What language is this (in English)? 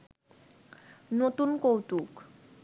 Bangla